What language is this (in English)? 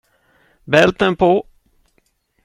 Swedish